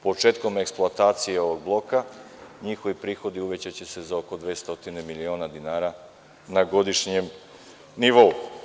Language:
Serbian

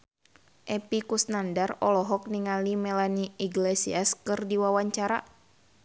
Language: Sundanese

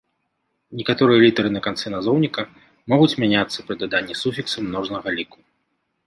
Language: Belarusian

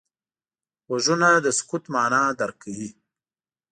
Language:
Pashto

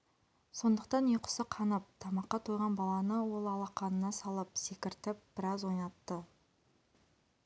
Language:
Kazakh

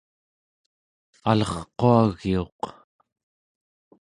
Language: Central Yupik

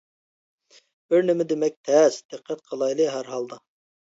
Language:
Uyghur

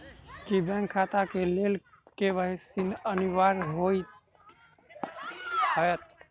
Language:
Maithili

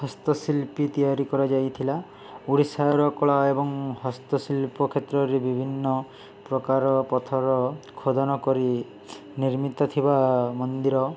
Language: Odia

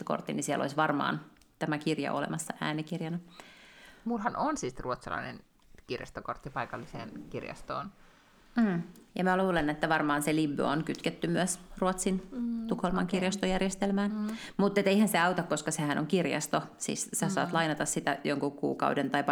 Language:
Finnish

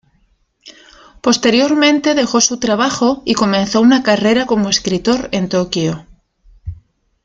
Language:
Spanish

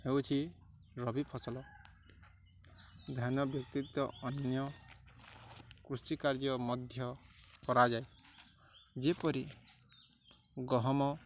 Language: Odia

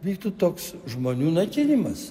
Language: Lithuanian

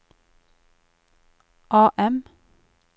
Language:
Norwegian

